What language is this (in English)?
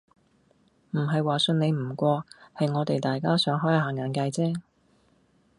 Cantonese